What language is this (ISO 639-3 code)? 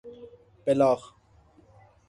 fas